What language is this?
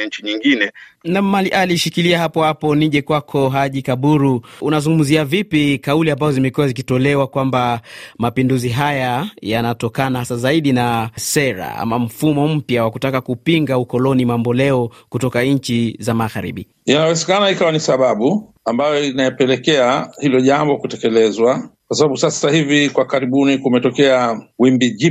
Swahili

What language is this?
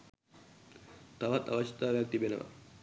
Sinhala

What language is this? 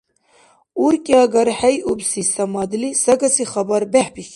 Dargwa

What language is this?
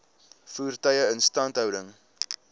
Afrikaans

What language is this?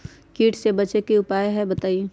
Magahi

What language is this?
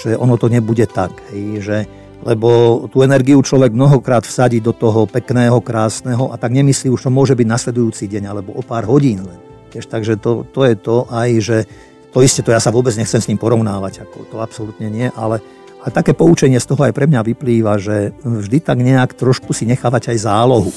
Slovak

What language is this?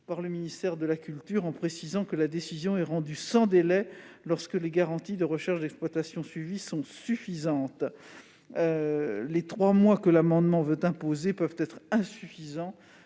French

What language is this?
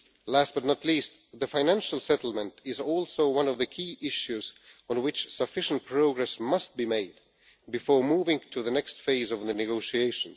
English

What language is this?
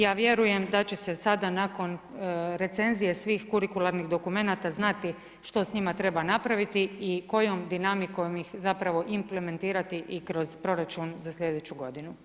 Croatian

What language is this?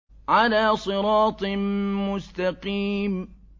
Arabic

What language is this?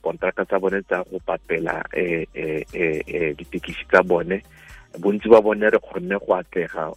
Filipino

